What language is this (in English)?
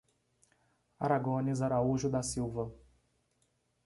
Portuguese